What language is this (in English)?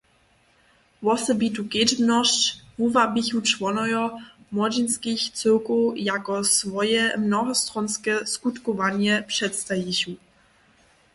Upper Sorbian